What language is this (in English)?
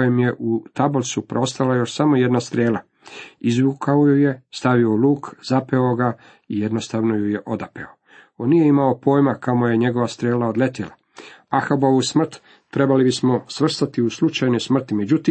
Croatian